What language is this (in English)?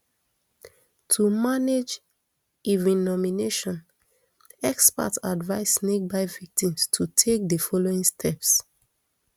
Nigerian Pidgin